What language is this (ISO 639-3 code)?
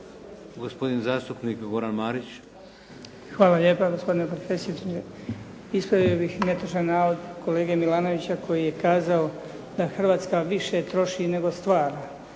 hrv